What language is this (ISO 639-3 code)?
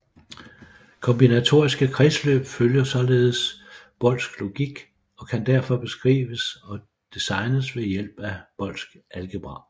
dan